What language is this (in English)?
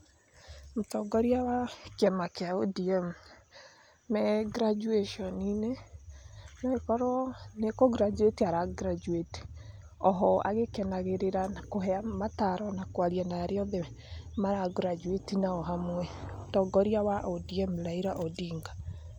Kikuyu